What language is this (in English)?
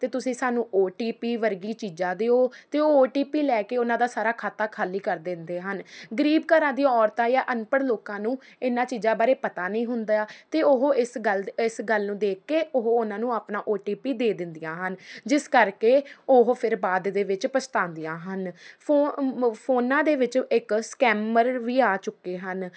Punjabi